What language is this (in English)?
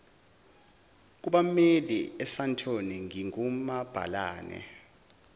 Zulu